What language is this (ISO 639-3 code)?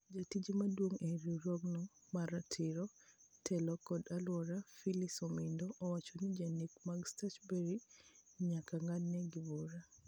luo